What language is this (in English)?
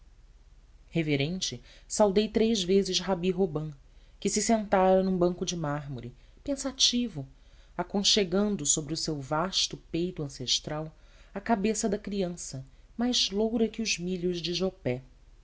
Portuguese